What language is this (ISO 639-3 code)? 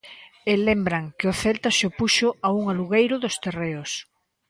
glg